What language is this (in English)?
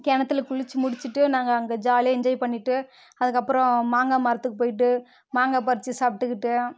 Tamil